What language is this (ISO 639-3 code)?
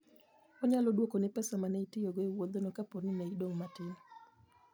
luo